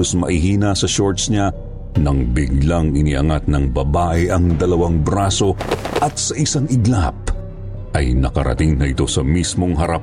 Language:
Filipino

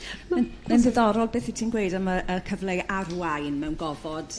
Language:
Welsh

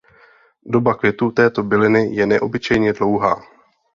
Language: Czech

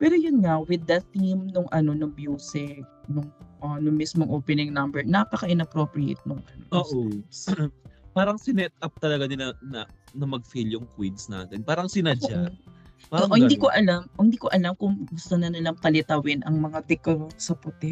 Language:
Filipino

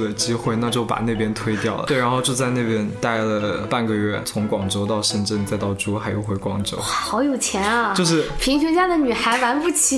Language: Chinese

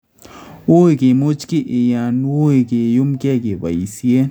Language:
Kalenjin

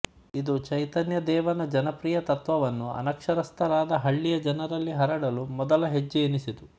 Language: Kannada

